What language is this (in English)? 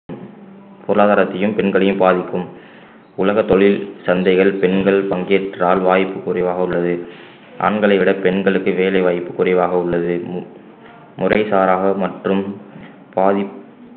Tamil